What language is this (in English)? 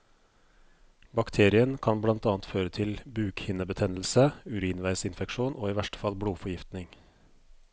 Norwegian